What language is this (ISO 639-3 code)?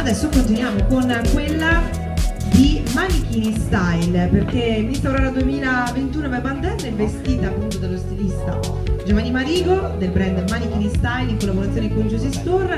ita